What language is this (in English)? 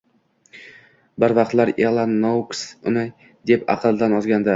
Uzbek